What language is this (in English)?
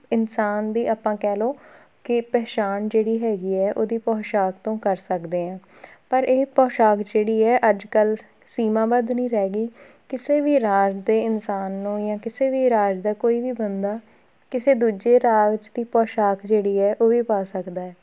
Punjabi